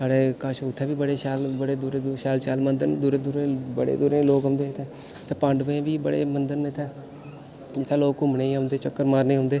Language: Dogri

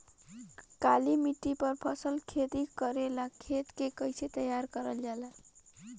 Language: Bhojpuri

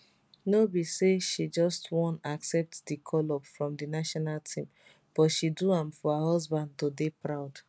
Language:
Nigerian Pidgin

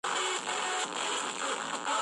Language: Georgian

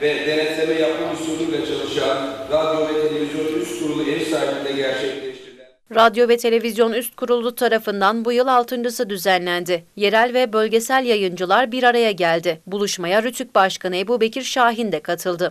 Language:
Turkish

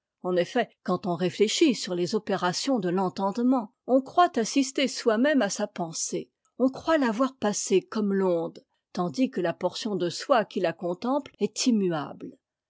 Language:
French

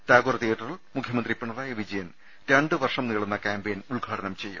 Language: Malayalam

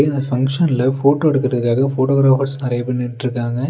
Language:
Tamil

